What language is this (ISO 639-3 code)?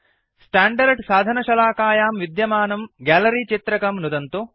san